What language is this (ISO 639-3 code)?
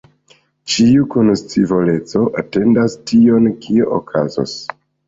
epo